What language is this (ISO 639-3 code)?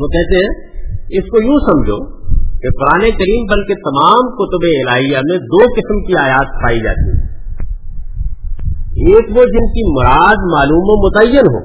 urd